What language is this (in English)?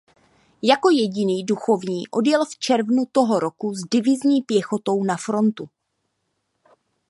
Czech